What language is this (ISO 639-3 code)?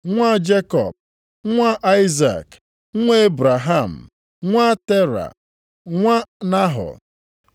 ibo